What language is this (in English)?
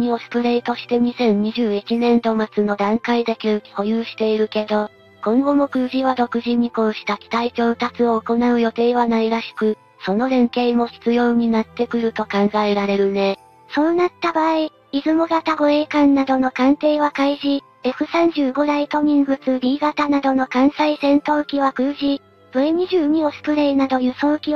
Japanese